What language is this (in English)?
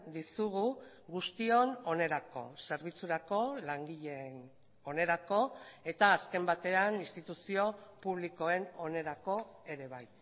Basque